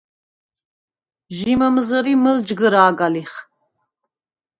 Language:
Svan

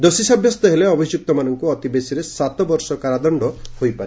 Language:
Odia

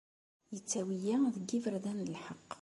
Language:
Kabyle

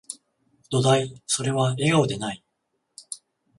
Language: Japanese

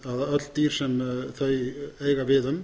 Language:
Icelandic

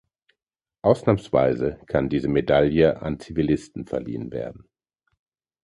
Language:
German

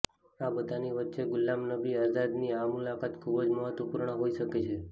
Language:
Gujarati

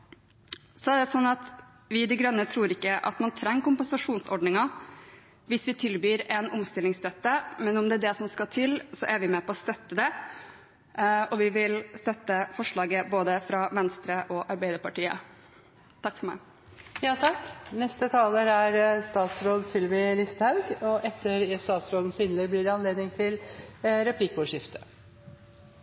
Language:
Norwegian Bokmål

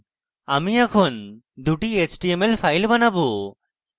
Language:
Bangla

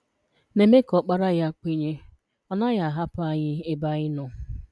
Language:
Igbo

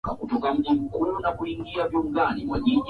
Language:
Swahili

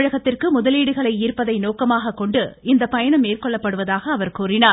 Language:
Tamil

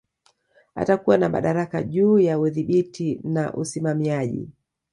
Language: Swahili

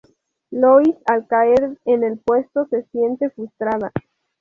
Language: Spanish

